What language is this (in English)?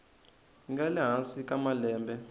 Tsonga